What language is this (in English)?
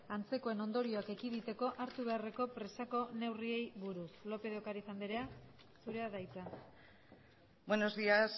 Basque